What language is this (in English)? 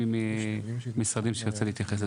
Hebrew